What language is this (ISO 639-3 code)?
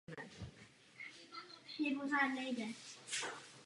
ces